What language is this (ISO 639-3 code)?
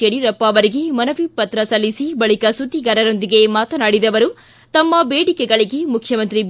kan